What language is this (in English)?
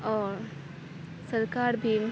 Urdu